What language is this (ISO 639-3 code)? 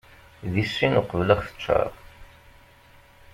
kab